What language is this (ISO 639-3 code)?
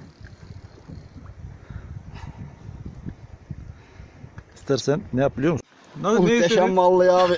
tur